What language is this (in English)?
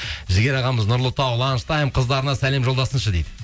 Kazakh